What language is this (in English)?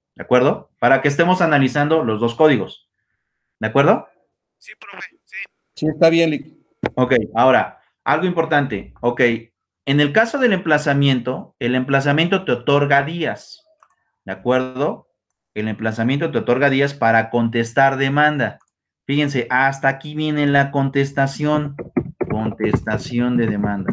Spanish